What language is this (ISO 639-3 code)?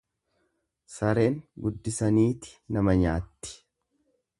orm